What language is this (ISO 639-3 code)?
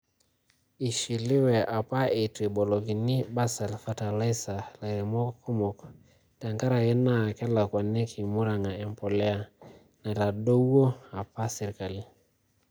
mas